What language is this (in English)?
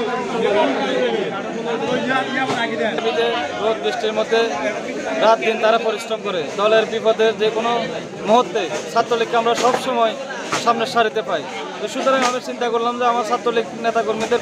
Arabic